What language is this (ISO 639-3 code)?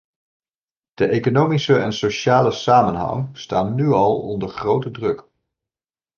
nld